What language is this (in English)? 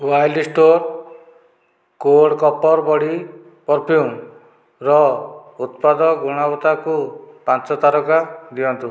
Odia